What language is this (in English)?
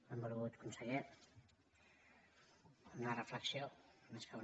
Catalan